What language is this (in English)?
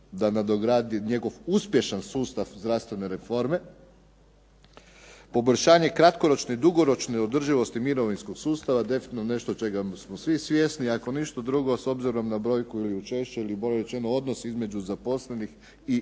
Croatian